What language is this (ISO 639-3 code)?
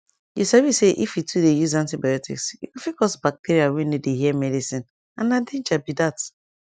pcm